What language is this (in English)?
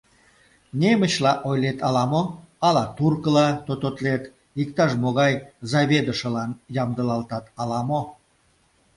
Mari